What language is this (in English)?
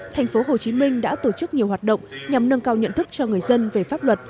Vietnamese